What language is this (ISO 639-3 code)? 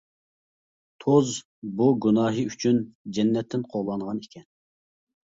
uig